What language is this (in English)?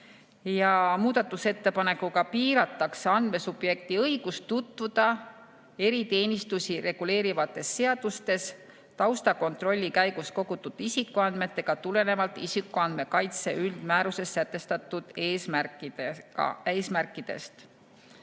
Estonian